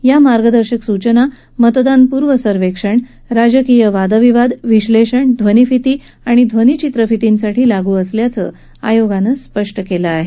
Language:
Marathi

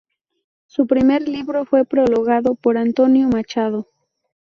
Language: Spanish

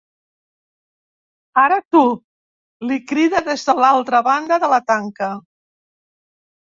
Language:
Catalan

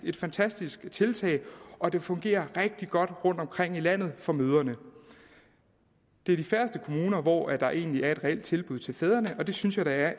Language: Danish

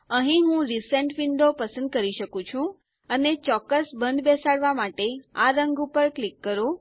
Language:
Gujarati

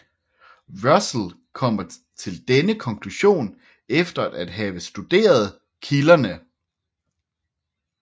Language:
Danish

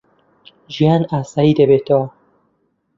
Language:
Central Kurdish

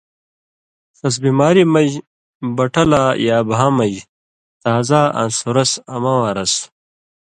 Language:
Indus Kohistani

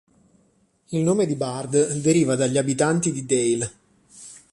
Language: Italian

